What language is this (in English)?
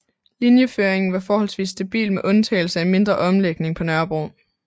Danish